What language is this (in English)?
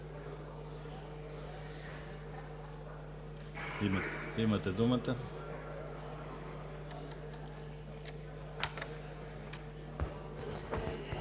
Bulgarian